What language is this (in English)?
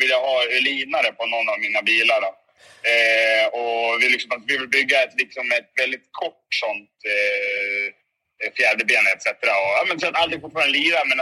Swedish